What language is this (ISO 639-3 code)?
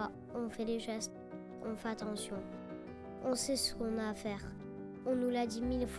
fra